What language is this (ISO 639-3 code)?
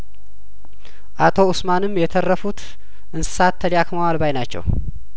amh